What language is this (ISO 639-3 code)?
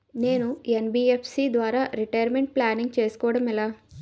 tel